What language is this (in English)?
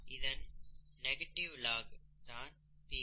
Tamil